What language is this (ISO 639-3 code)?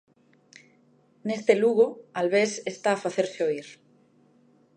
glg